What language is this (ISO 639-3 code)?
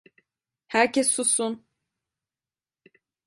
tur